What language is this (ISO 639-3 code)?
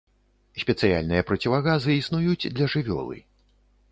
bel